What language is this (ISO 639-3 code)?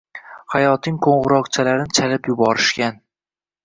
uzb